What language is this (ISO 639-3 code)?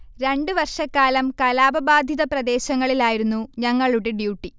mal